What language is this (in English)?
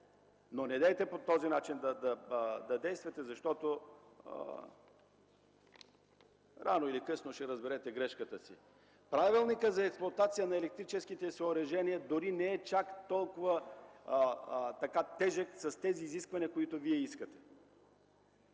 Bulgarian